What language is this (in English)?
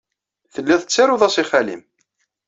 Kabyle